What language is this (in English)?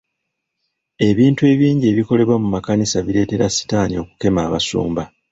Ganda